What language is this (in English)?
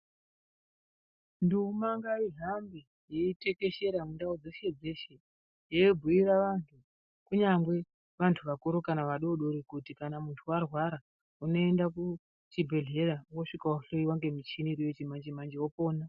Ndau